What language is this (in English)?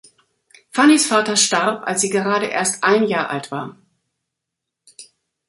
German